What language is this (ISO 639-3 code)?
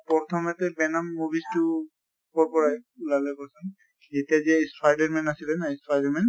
asm